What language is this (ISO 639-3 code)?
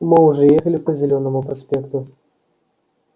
rus